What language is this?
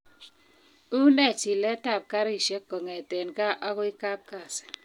Kalenjin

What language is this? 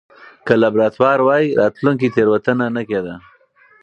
Pashto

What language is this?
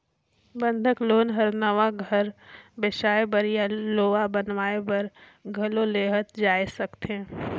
Chhattisgarhi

